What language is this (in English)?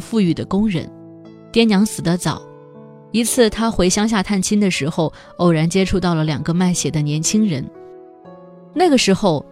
Chinese